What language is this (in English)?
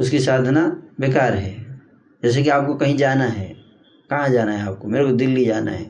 Hindi